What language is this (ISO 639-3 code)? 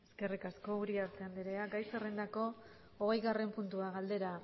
eus